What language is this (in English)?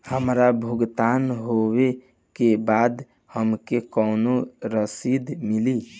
Bhojpuri